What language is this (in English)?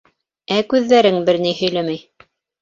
Bashkir